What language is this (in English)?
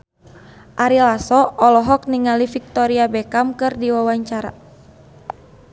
Sundanese